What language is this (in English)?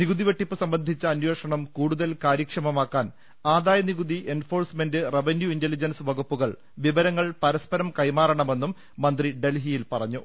Malayalam